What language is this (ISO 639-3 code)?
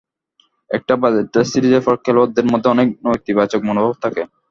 ben